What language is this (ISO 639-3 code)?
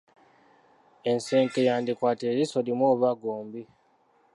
lug